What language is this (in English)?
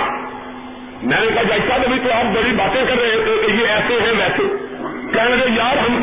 Urdu